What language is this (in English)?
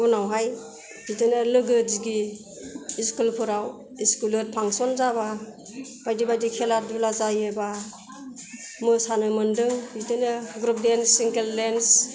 Bodo